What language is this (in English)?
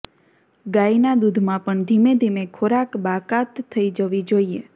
Gujarati